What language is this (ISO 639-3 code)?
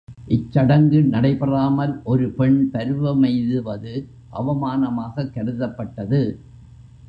tam